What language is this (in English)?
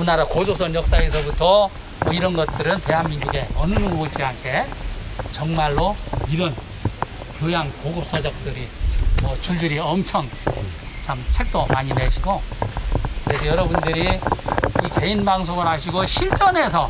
Korean